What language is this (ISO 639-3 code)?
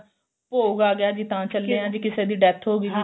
pan